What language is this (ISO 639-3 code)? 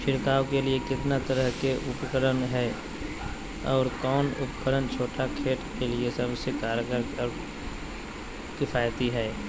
mag